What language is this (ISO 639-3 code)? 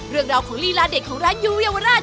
tha